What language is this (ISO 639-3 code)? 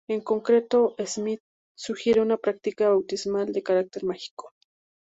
spa